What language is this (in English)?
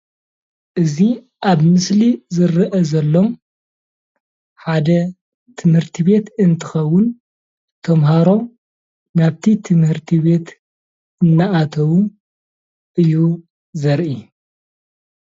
Tigrinya